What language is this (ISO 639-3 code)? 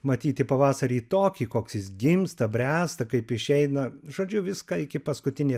lit